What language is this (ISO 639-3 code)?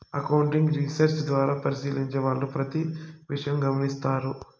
tel